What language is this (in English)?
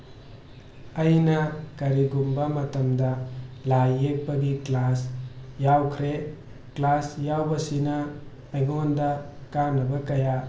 Manipuri